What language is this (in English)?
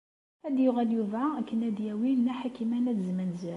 Kabyle